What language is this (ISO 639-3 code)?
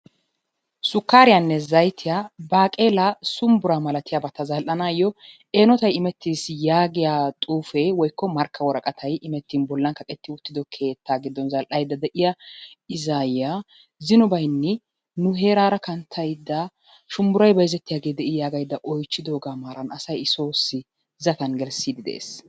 wal